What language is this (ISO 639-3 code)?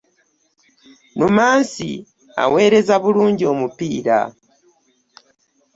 lug